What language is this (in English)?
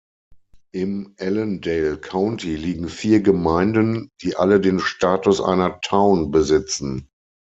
German